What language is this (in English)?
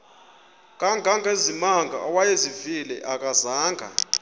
Xhosa